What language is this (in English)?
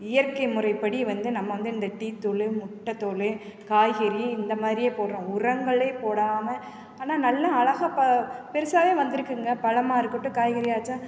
Tamil